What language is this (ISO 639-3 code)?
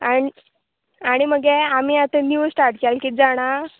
kok